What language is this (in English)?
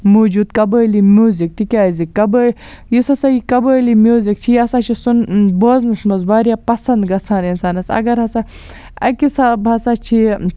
Kashmiri